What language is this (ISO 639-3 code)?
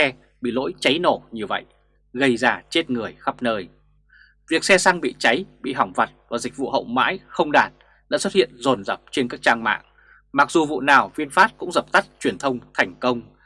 vie